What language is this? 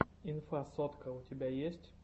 Russian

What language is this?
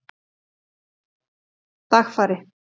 Icelandic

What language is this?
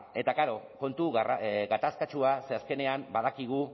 Basque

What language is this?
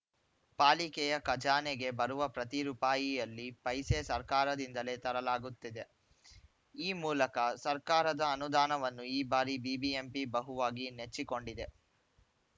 Kannada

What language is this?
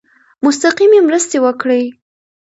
Pashto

